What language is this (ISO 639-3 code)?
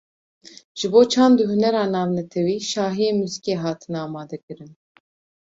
kur